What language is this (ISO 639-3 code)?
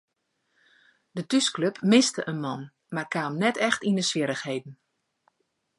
fry